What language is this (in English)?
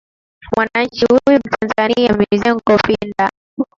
Swahili